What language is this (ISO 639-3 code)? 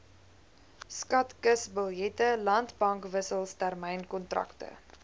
afr